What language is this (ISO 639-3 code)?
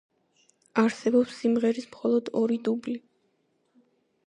kat